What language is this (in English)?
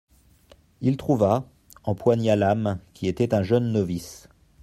French